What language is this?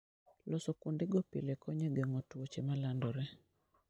Luo (Kenya and Tanzania)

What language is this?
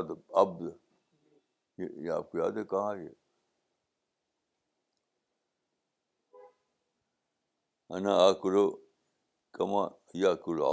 Urdu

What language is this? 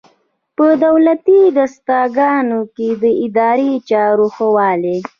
Pashto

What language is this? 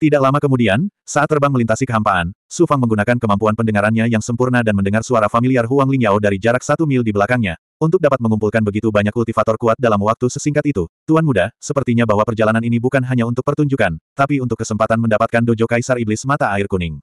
Indonesian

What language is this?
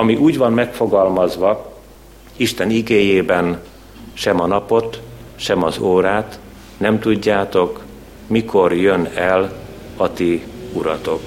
Hungarian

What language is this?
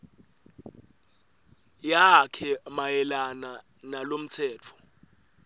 Swati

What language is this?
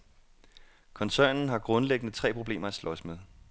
Danish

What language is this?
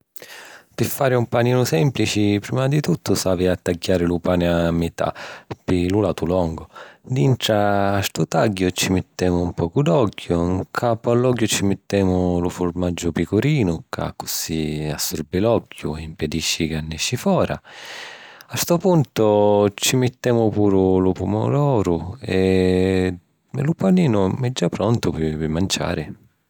Sicilian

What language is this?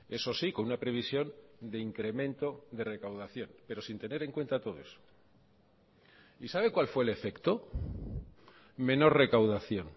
Spanish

